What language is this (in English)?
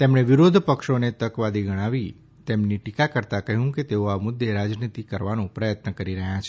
Gujarati